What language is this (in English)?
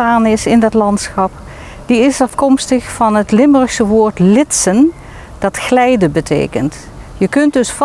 Dutch